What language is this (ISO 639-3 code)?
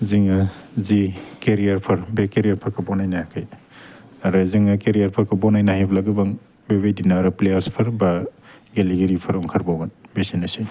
brx